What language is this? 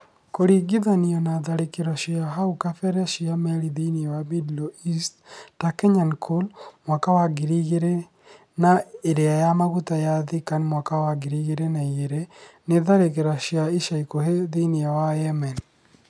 Kikuyu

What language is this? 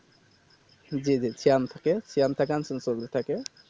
Bangla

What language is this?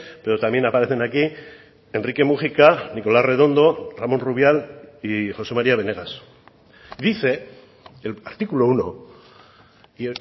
Spanish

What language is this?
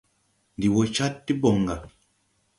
Tupuri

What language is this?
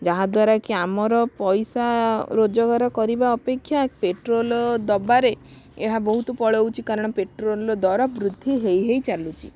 Odia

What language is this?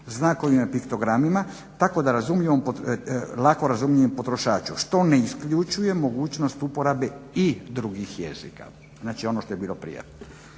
Croatian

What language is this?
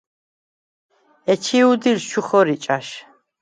Svan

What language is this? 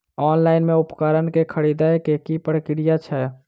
Maithili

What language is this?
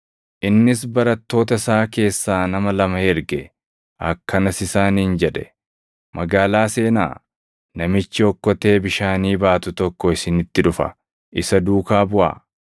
Oromo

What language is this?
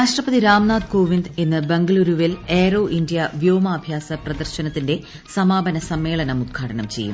Malayalam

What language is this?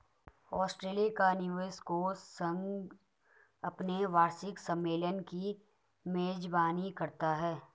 Hindi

